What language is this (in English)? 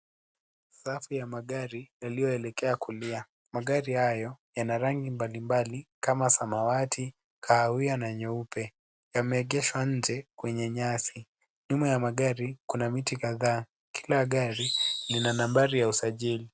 Swahili